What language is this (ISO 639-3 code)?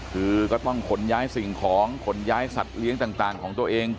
tha